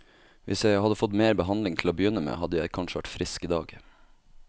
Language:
Norwegian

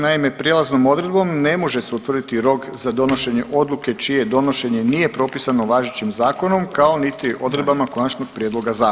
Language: Croatian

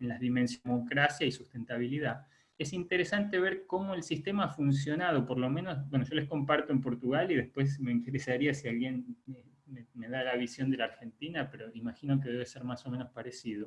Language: Spanish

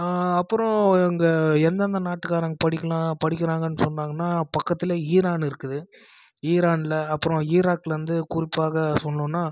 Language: Tamil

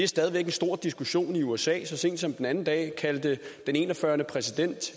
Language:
Danish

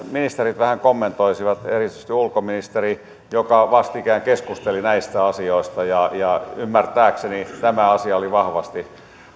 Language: Finnish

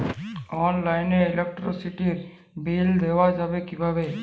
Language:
Bangla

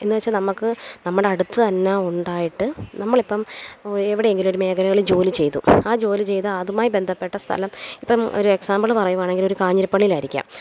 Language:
Malayalam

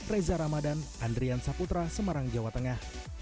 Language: Indonesian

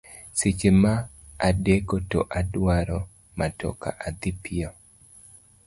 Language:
Luo (Kenya and Tanzania)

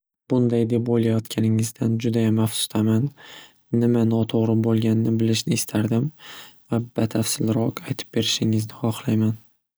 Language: Uzbek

